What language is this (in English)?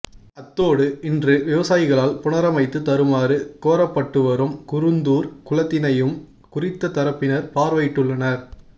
Tamil